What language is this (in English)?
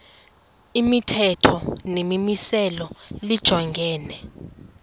Xhosa